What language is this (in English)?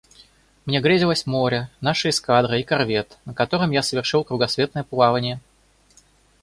Russian